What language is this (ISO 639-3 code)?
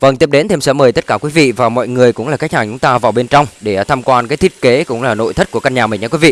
vie